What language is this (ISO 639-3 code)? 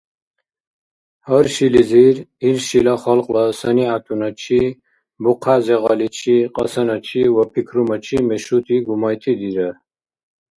dar